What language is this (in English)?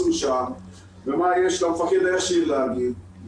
Hebrew